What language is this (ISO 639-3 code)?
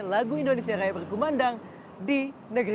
ind